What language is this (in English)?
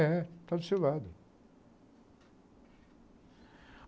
Portuguese